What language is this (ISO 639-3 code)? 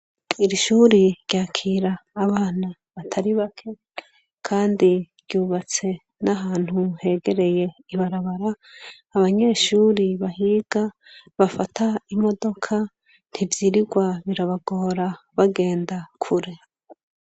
run